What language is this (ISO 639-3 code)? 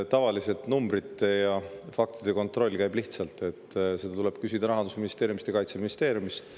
est